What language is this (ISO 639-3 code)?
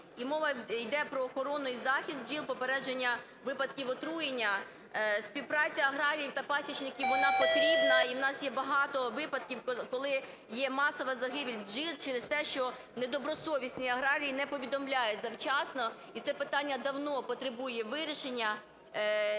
ukr